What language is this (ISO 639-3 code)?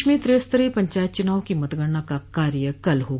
hin